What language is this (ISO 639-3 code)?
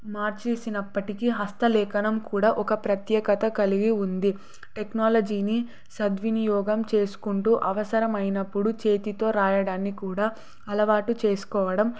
tel